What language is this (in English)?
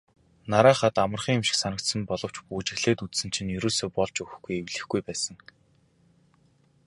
Mongolian